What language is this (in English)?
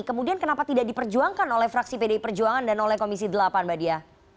Indonesian